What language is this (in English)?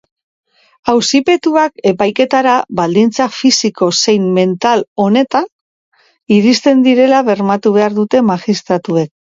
Basque